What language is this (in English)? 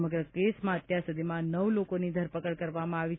Gujarati